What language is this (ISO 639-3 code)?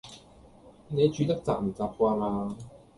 yue